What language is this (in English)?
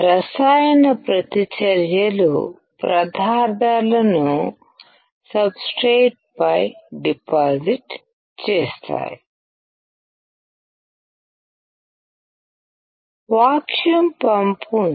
Telugu